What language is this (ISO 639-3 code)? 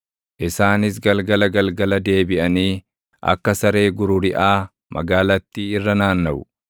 orm